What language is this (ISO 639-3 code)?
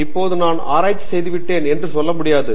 tam